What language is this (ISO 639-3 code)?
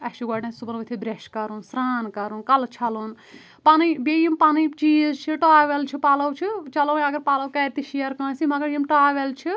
kas